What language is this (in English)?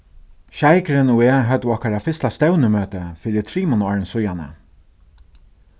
Faroese